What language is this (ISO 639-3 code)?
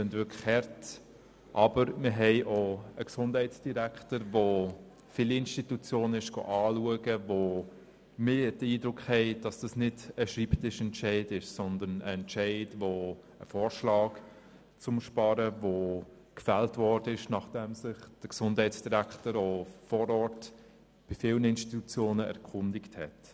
gsw